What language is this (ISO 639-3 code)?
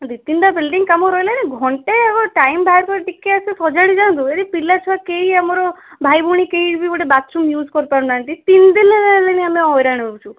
ori